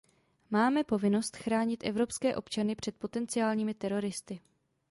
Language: Czech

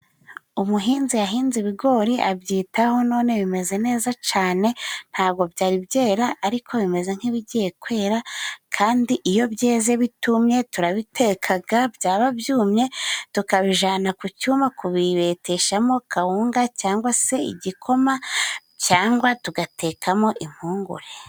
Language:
Kinyarwanda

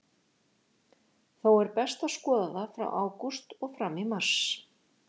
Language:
Icelandic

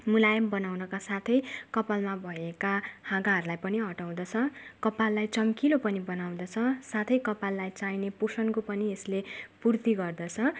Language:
Nepali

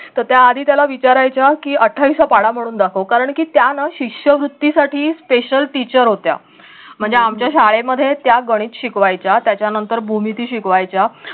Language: Marathi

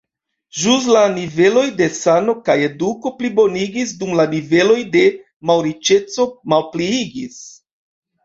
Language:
Esperanto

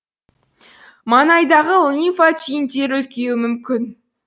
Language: Kazakh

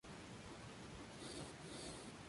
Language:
Spanish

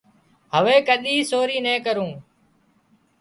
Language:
Wadiyara Koli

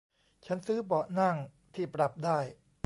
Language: Thai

